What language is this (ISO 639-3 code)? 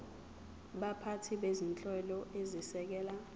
zul